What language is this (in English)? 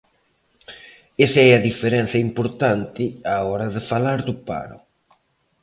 Galician